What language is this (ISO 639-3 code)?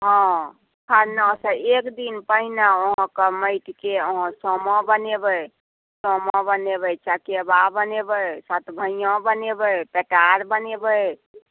mai